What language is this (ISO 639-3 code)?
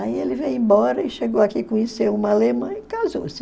por